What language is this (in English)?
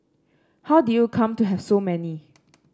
English